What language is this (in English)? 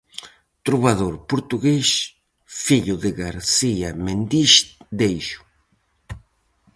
Galician